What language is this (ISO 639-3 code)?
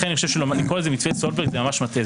heb